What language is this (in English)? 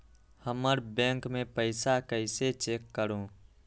Magahi